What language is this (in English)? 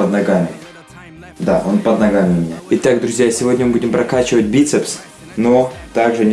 Russian